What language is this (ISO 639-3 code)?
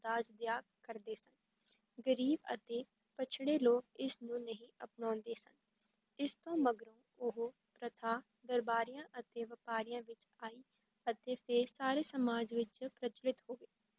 pan